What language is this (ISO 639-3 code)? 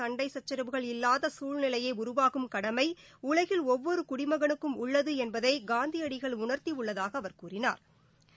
tam